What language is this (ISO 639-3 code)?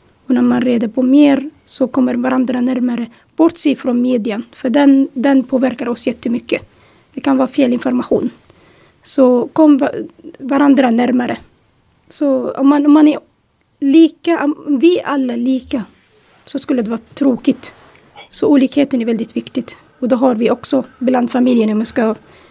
swe